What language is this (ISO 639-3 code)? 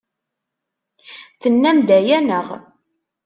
kab